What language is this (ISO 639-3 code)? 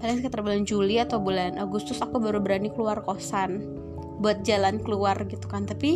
ind